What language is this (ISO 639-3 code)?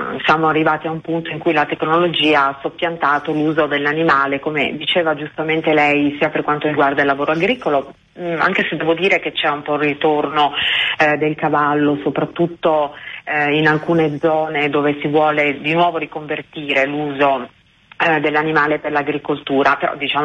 ita